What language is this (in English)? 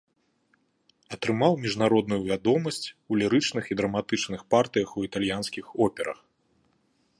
Belarusian